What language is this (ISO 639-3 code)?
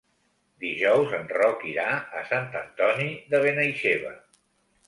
cat